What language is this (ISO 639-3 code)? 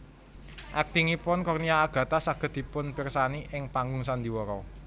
jav